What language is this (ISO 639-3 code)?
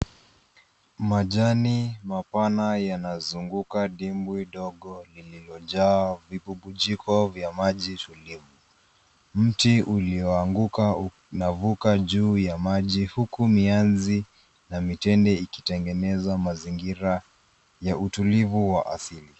swa